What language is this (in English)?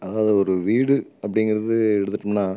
Tamil